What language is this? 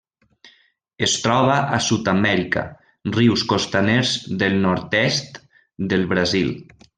Catalan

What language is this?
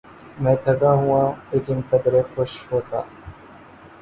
Urdu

